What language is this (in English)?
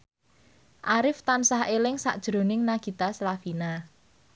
Javanese